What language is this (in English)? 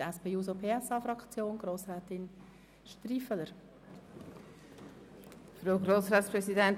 Swiss German